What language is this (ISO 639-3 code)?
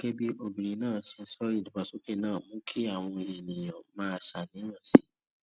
yor